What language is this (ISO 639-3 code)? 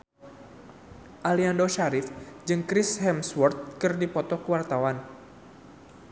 sun